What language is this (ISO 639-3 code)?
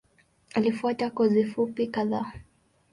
swa